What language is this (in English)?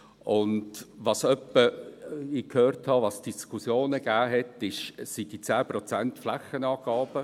Swiss German